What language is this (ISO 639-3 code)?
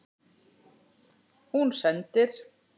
isl